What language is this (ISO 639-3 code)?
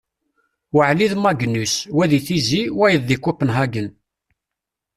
kab